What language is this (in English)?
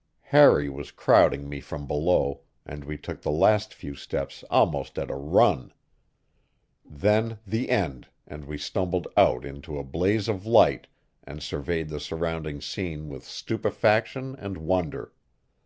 English